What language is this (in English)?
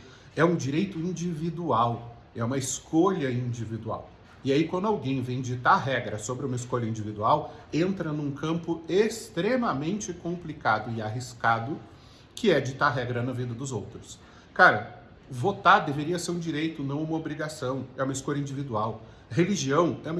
Portuguese